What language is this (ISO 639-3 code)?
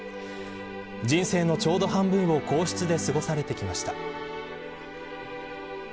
jpn